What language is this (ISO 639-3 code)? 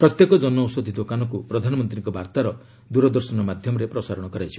ori